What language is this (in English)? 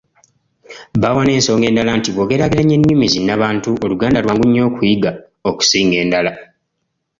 Ganda